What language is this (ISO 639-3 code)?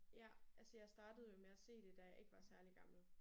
dan